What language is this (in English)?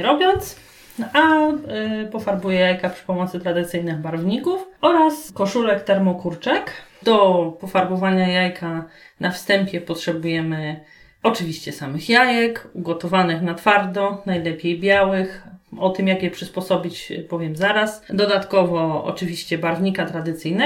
Polish